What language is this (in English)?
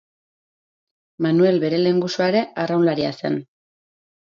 Basque